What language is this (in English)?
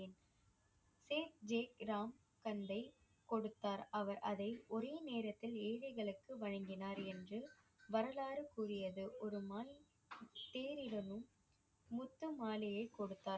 Tamil